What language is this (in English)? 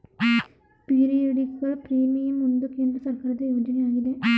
Kannada